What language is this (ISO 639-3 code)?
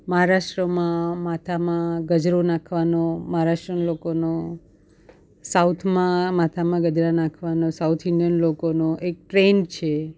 guj